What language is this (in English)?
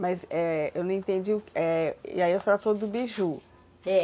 Portuguese